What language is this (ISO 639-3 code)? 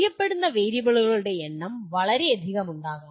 mal